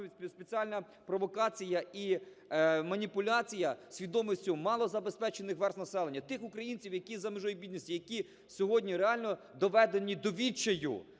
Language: Ukrainian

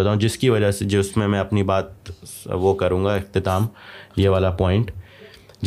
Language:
Urdu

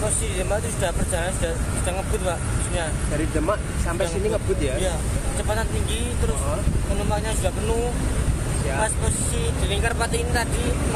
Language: Indonesian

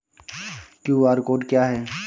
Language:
Hindi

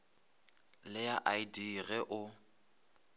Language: Northern Sotho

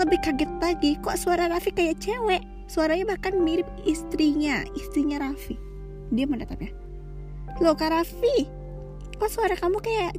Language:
Indonesian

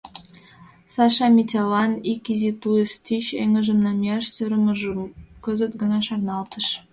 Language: Mari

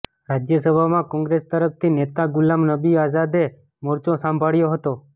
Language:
Gujarati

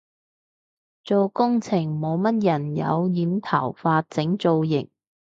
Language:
Cantonese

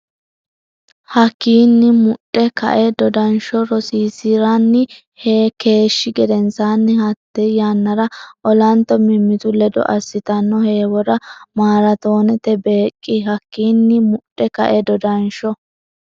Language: Sidamo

